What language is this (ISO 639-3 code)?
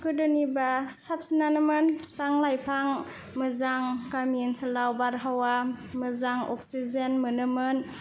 brx